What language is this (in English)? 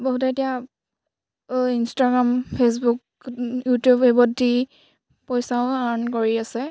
Assamese